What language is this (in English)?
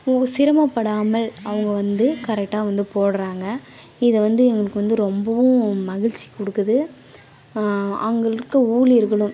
Tamil